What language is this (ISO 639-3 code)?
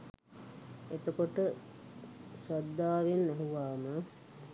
sin